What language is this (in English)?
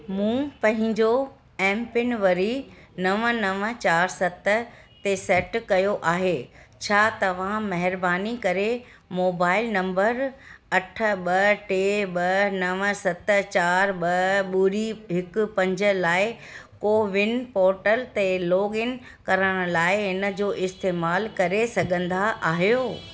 Sindhi